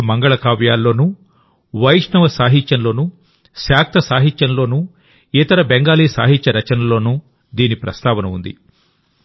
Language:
Telugu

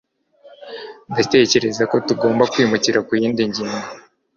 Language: Kinyarwanda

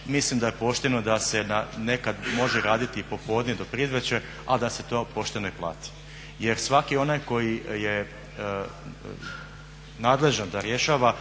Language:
Croatian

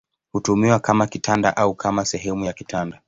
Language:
Swahili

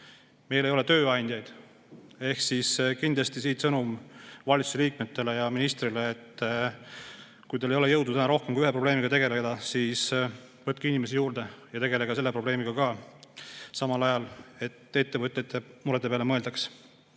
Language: Estonian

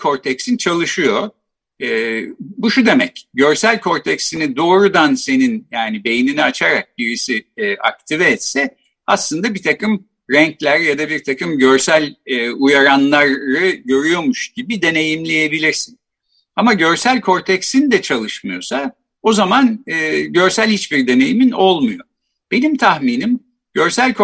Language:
Turkish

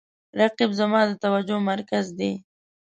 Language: Pashto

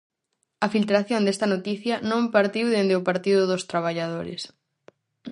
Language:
Galician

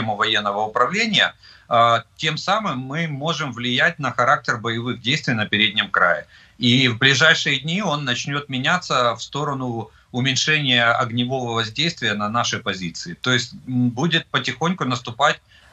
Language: Russian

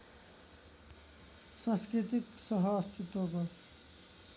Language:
Nepali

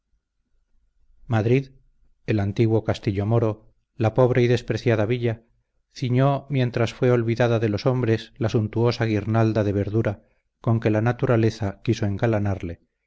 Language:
Spanish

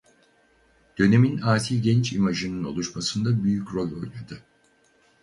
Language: Turkish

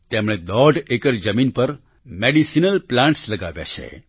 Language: Gujarati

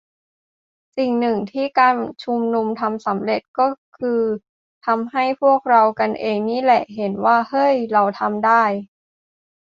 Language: Thai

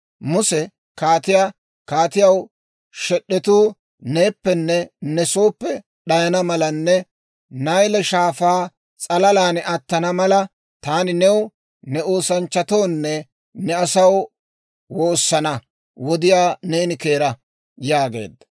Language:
Dawro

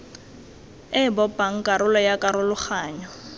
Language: Tswana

